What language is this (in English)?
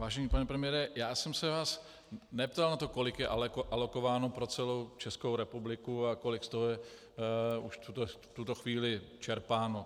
Czech